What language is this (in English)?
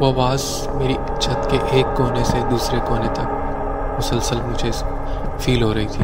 Urdu